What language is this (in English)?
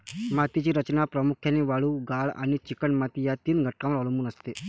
Marathi